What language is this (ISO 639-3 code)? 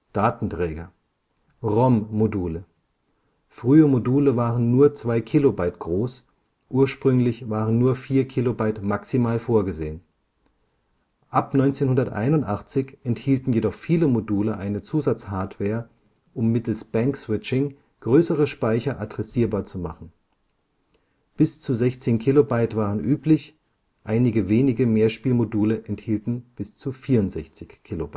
deu